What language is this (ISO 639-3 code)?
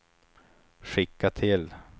swe